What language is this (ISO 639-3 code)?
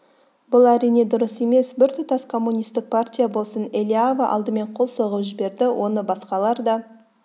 kaz